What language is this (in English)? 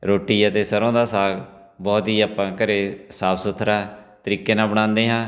Punjabi